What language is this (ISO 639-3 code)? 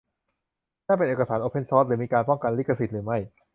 tha